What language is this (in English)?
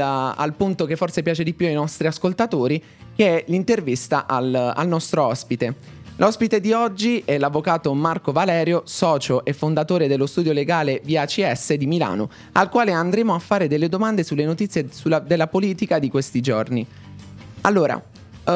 Italian